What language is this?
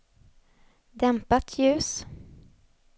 Swedish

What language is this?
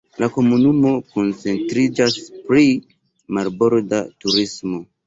Esperanto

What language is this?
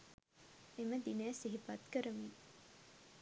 Sinhala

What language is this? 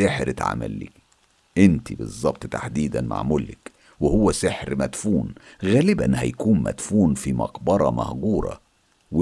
Arabic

